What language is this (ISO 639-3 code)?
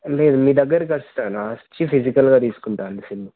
tel